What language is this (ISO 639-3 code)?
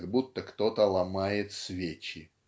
rus